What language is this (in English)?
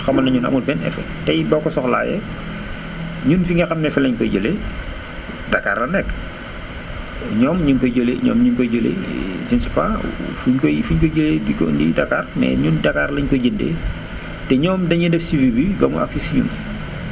Wolof